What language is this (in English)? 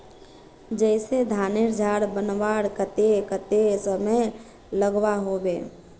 Magahi